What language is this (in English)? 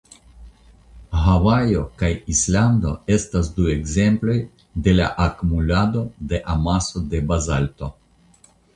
Esperanto